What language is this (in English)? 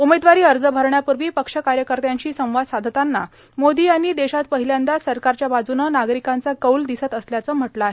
Marathi